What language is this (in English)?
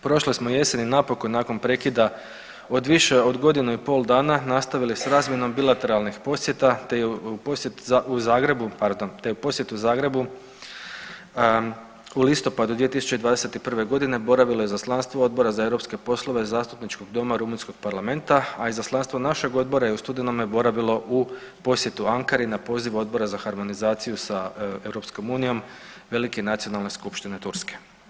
Croatian